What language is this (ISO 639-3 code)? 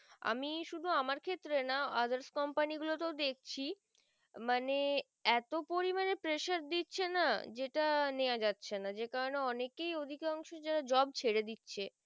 ben